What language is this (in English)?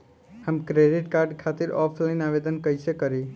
Bhojpuri